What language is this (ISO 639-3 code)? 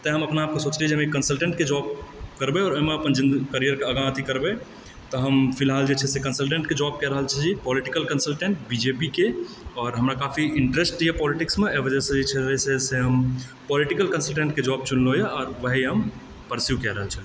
mai